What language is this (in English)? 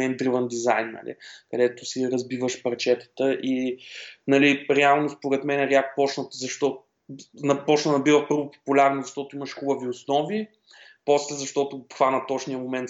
Bulgarian